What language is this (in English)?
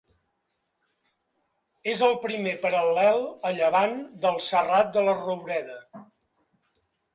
Catalan